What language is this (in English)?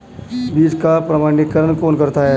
Hindi